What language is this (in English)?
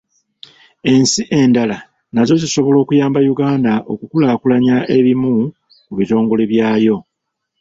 Ganda